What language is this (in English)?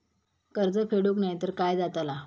Marathi